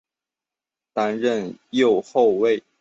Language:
Chinese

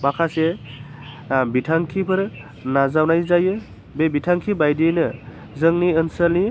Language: Bodo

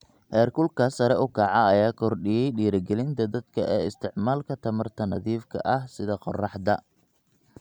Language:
Somali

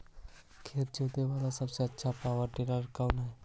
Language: Magahi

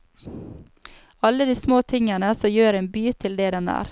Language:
Norwegian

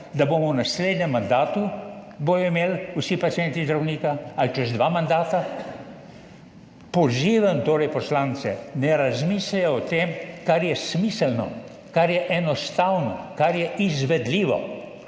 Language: Slovenian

